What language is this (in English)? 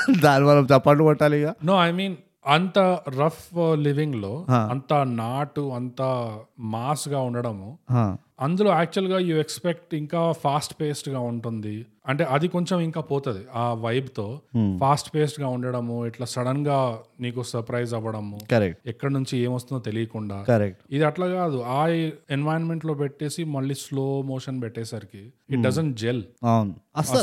Telugu